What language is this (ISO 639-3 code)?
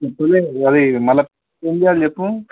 tel